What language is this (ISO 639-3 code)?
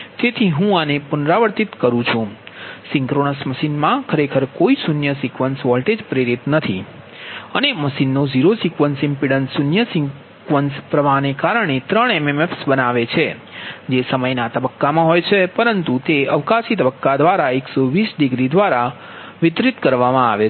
guj